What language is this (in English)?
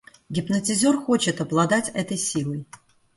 Russian